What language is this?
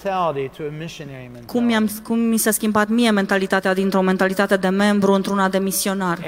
Romanian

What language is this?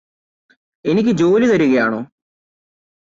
Malayalam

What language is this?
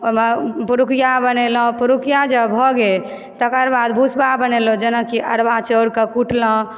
Maithili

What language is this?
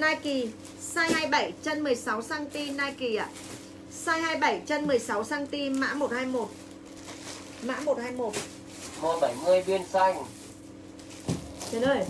Vietnamese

